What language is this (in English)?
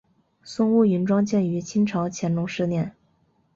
Chinese